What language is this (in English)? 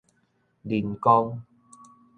Min Nan Chinese